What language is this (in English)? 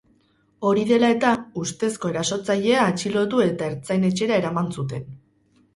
Basque